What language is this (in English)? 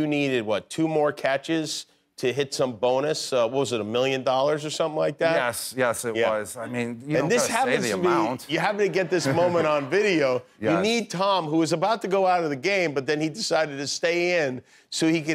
English